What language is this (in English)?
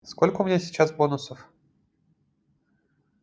Russian